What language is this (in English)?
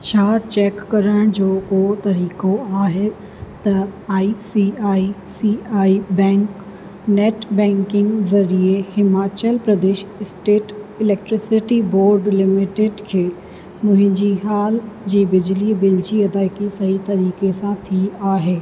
Sindhi